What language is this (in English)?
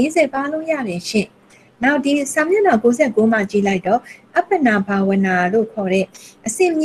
Korean